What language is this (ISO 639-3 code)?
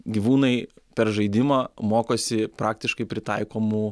lit